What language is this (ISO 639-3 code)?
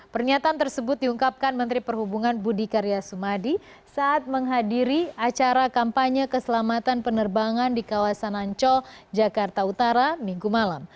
ind